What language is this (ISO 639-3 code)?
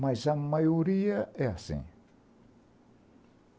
por